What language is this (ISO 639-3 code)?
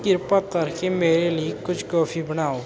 pan